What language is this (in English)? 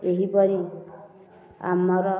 Odia